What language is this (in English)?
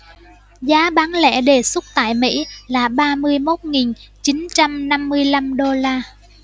Vietnamese